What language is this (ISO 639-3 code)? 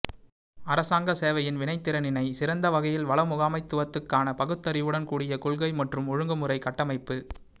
tam